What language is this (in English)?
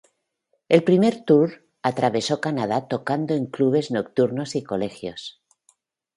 Spanish